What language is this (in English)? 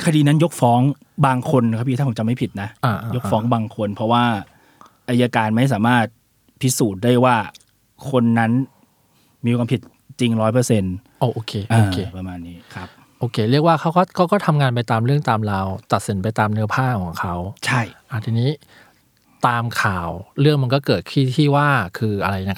Thai